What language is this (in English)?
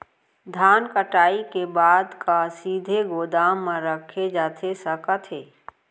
Chhattisgarhi